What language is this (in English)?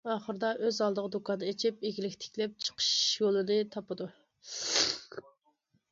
Uyghur